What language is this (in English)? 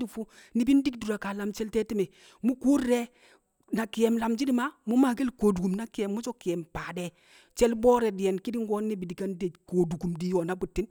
Kamo